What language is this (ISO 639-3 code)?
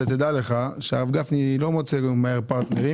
heb